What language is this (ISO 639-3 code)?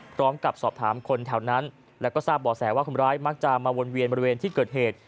tha